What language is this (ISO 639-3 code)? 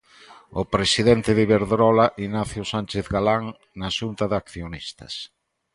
glg